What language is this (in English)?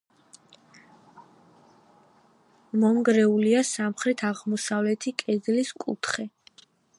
Georgian